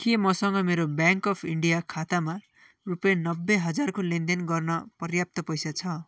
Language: Nepali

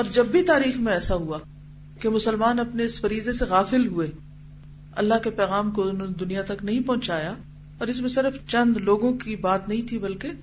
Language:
Urdu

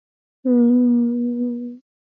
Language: Swahili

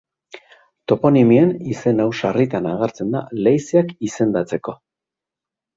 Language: Basque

